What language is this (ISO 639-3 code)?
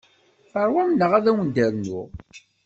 kab